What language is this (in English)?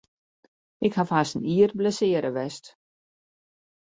Western Frisian